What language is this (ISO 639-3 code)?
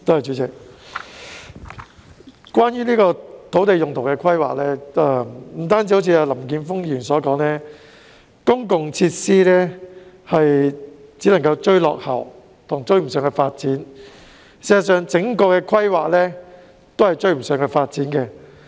yue